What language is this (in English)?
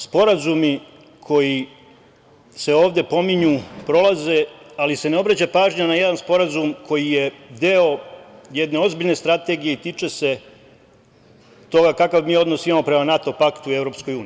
Serbian